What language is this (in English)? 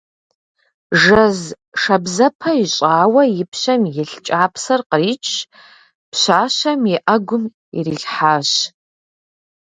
Kabardian